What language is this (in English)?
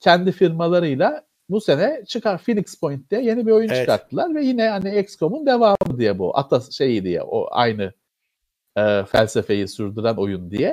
Turkish